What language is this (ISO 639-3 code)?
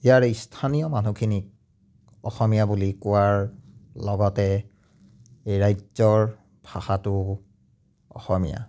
asm